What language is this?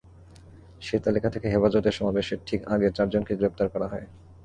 Bangla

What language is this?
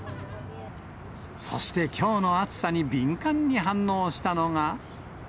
Japanese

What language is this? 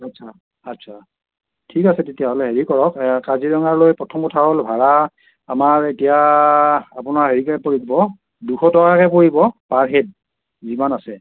Assamese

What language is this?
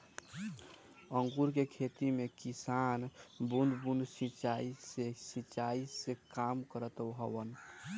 Bhojpuri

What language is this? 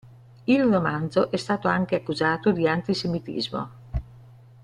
Italian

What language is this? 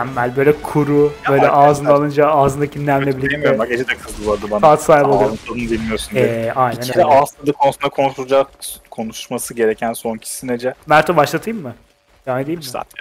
Turkish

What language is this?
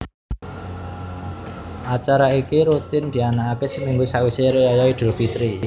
Javanese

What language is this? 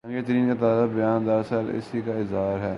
Urdu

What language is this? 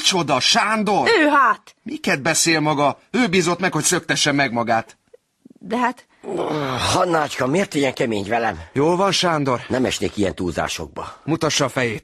Hungarian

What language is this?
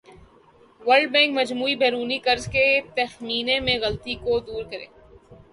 Urdu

